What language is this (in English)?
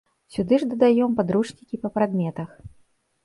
Belarusian